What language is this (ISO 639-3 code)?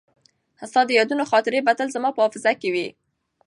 pus